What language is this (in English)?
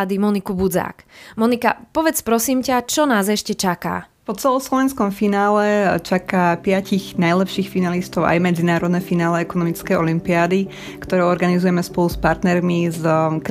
Slovak